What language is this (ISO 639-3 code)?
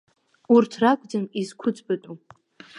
abk